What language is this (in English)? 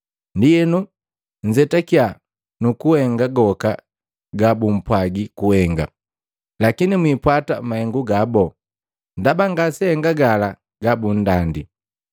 Matengo